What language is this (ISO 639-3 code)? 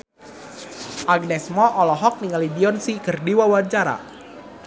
sun